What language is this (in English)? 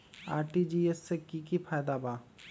Magahi